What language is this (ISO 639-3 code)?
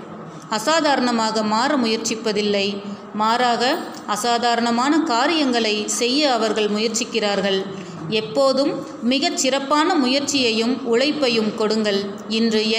tam